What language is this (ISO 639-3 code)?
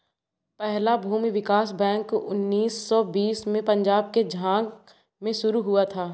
hin